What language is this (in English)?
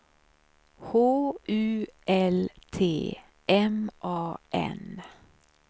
Swedish